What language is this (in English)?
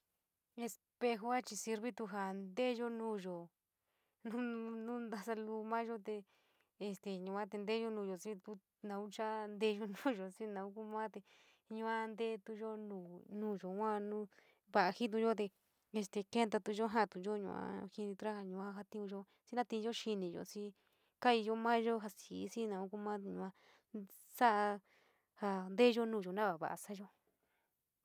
San Miguel El Grande Mixtec